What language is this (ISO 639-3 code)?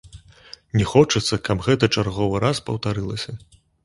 bel